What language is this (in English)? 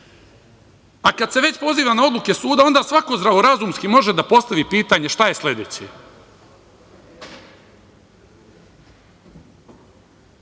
Serbian